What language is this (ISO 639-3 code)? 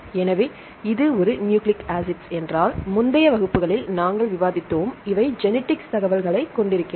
tam